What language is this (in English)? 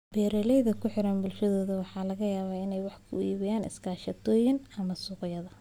Somali